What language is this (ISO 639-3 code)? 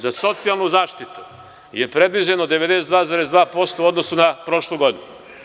srp